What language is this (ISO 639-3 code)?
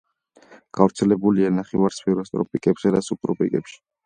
kat